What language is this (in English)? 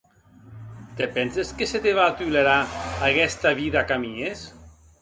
Occitan